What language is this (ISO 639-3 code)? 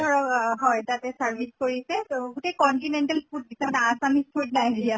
asm